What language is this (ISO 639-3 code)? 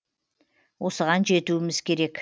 kaz